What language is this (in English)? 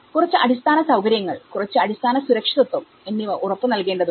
Malayalam